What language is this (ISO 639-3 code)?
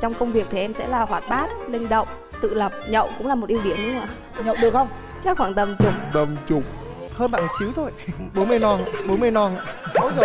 vie